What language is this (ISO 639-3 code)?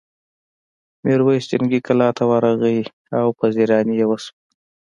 pus